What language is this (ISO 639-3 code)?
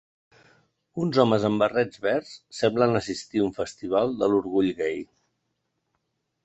cat